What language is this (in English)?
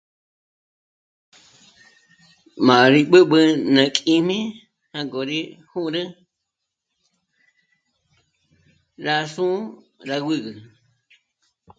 Michoacán Mazahua